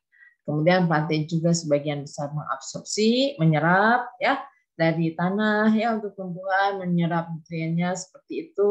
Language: Indonesian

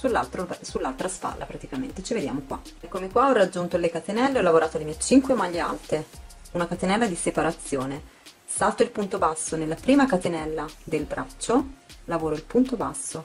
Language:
Italian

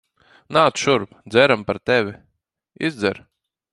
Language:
Latvian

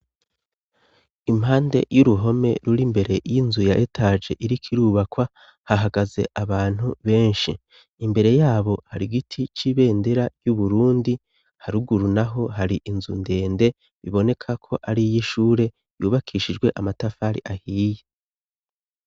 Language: Rundi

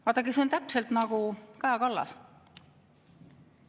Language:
Estonian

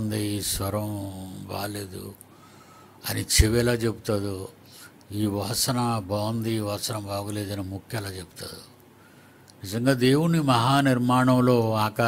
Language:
Hindi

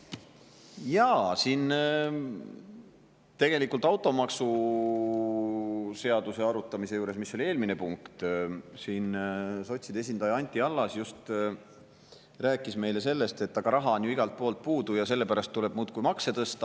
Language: Estonian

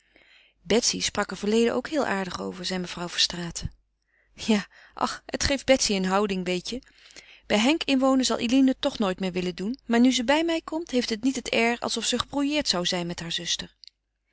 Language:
Dutch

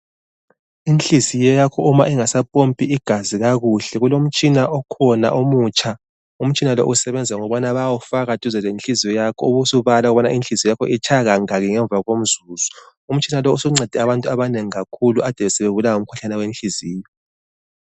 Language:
North Ndebele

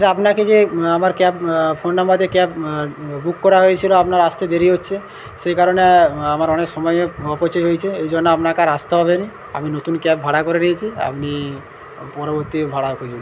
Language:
Bangla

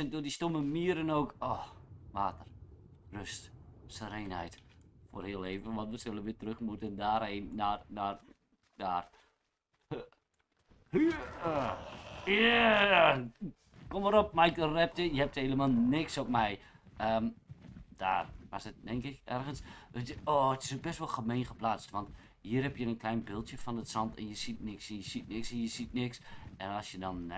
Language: Dutch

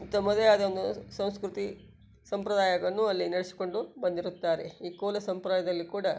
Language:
Kannada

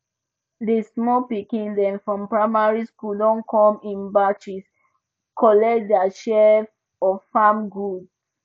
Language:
Nigerian Pidgin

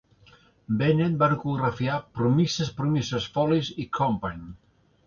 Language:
Catalan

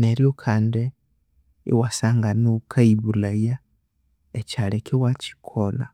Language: Konzo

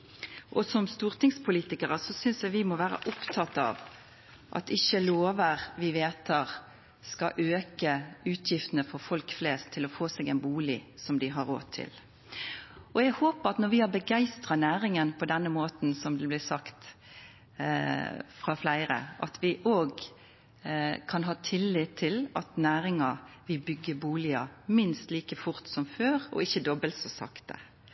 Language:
Norwegian Nynorsk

